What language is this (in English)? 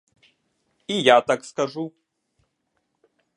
Ukrainian